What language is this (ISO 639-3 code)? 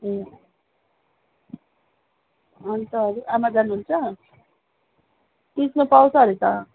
nep